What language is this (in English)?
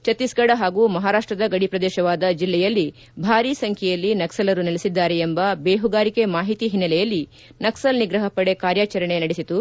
Kannada